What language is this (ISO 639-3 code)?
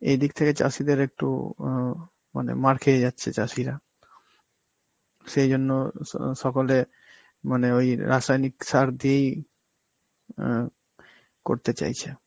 ben